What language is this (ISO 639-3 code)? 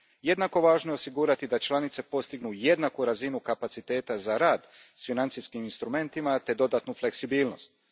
hrv